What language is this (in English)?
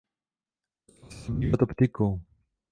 Czech